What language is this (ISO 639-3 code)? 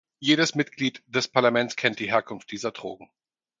deu